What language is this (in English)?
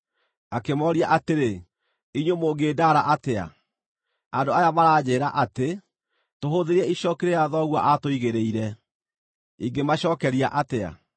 Kikuyu